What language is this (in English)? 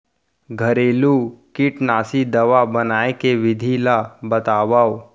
Chhattisgarhi